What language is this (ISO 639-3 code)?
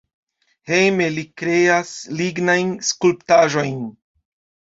epo